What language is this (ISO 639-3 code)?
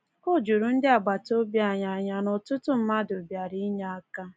ibo